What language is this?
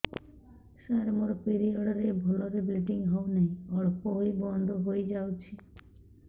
Odia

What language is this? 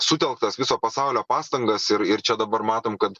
Lithuanian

